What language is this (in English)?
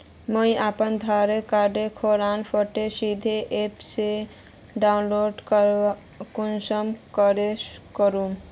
Magahi